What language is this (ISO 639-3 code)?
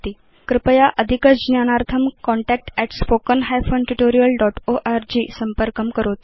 san